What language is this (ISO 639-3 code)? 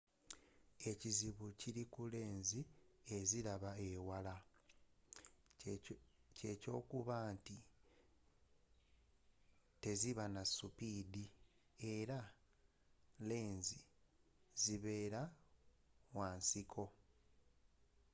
lug